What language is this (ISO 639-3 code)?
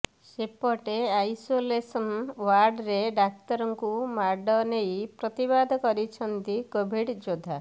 ori